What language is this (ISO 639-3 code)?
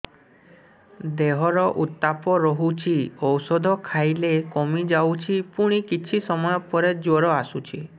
ori